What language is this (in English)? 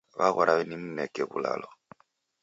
Taita